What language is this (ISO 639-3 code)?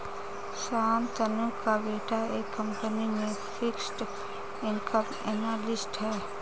hin